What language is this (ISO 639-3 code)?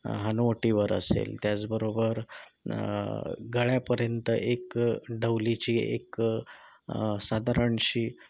mar